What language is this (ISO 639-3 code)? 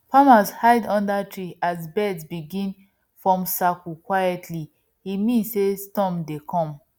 pcm